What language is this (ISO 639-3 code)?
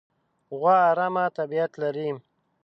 pus